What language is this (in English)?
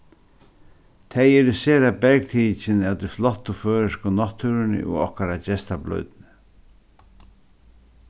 Faroese